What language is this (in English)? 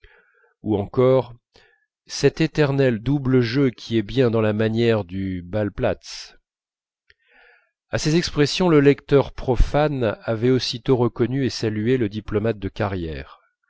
French